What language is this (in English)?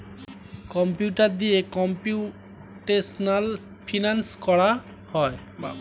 Bangla